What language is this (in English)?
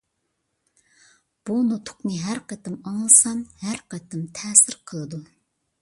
Uyghur